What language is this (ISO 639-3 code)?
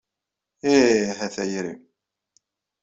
kab